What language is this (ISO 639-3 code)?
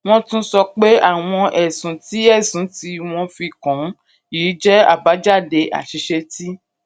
yor